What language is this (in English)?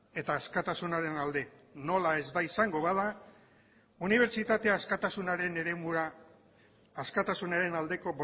Basque